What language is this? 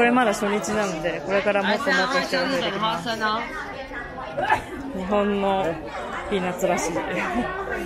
Japanese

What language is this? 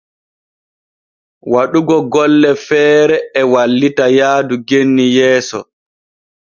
Borgu Fulfulde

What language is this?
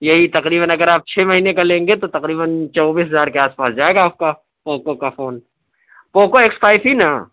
Urdu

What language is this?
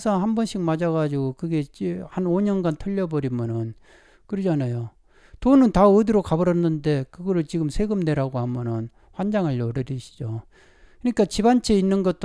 Korean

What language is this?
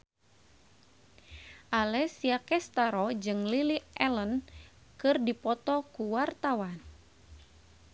Sundanese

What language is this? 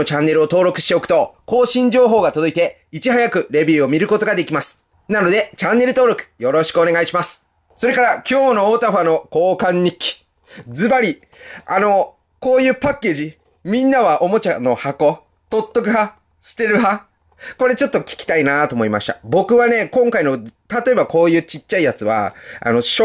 Japanese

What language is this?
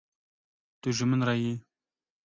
Kurdish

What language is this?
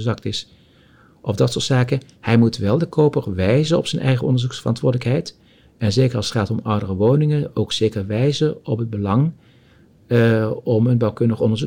Dutch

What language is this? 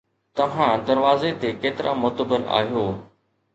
Sindhi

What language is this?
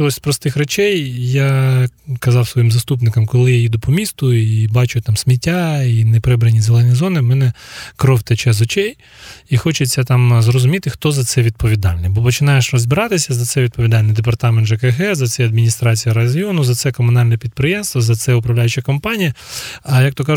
Ukrainian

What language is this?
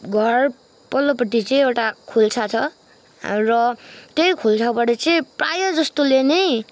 Nepali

